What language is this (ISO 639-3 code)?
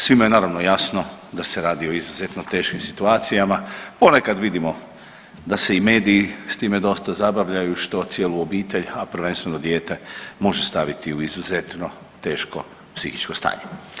hrv